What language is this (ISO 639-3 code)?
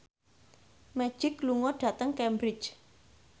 jav